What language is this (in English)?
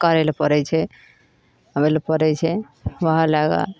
Maithili